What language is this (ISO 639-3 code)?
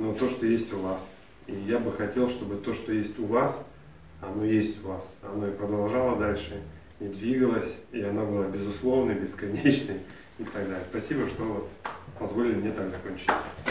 rus